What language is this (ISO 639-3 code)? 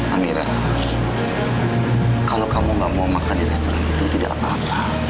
ind